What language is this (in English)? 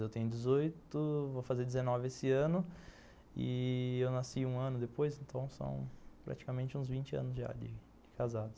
Portuguese